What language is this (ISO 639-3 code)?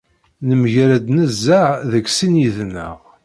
kab